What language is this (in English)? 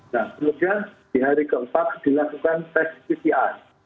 Indonesian